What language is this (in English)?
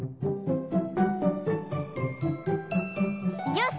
Japanese